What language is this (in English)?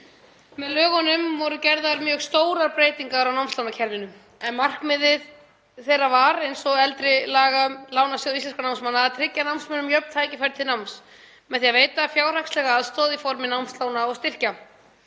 Icelandic